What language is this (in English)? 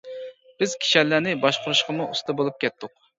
Uyghur